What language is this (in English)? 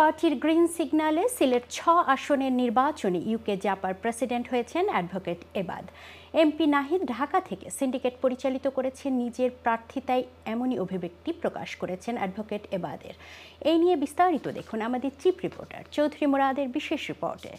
Turkish